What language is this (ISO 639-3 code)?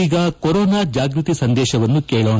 kan